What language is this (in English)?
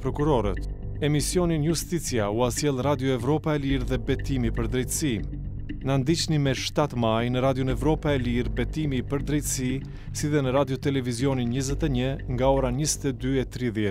Romanian